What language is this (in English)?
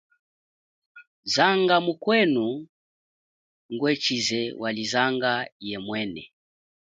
Chokwe